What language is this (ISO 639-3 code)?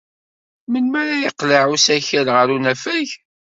kab